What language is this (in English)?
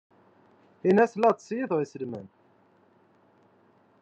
Kabyle